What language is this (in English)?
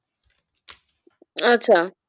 Bangla